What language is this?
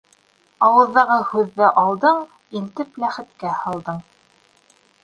Bashkir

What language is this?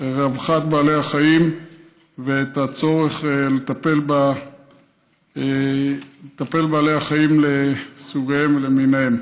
Hebrew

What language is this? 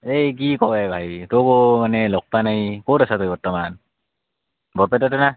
Assamese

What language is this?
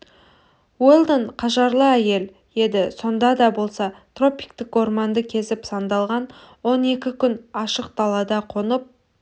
Kazakh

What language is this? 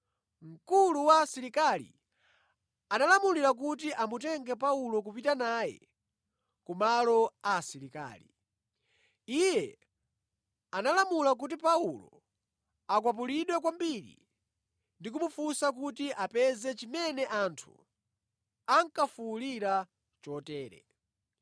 Nyanja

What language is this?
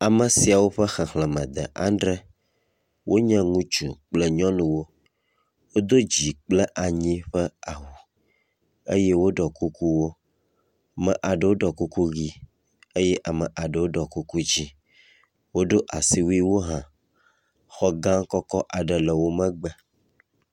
Ewe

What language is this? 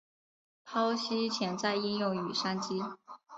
Chinese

